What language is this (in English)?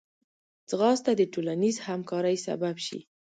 Pashto